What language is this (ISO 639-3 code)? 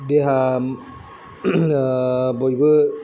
brx